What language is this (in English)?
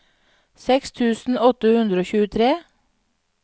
Norwegian